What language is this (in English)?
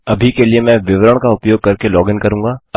Hindi